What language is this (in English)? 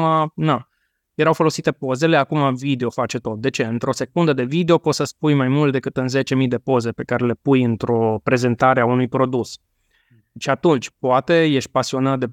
Romanian